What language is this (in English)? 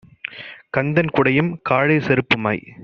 Tamil